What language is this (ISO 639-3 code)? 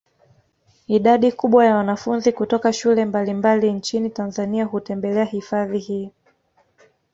swa